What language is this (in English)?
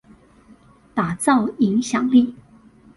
Chinese